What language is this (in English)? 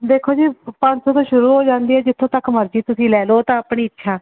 Punjabi